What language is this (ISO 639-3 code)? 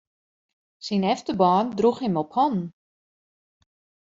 fry